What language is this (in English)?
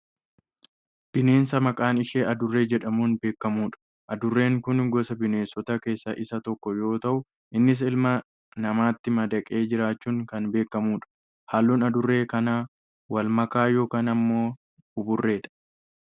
Oromo